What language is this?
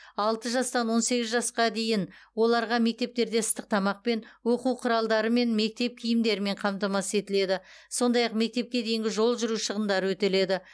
Kazakh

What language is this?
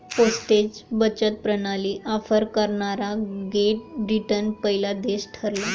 Marathi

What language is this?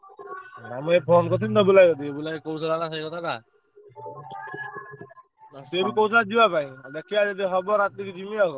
Odia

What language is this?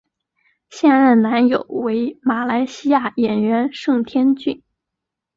Chinese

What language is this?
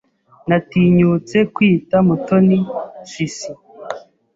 Kinyarwanda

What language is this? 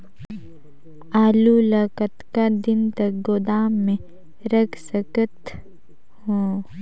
Chhattisgarhi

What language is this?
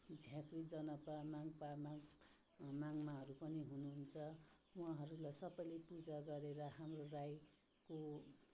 Nepali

